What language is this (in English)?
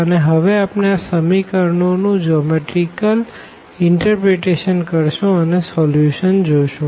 Gujarati